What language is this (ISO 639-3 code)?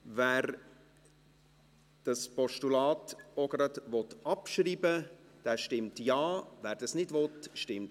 gsw